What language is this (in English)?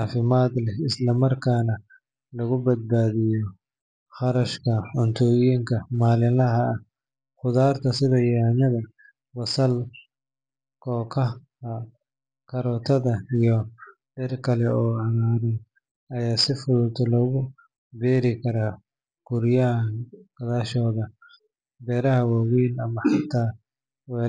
Somali